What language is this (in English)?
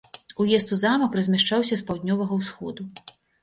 Belarusian